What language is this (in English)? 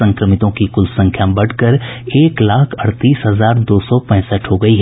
Hindi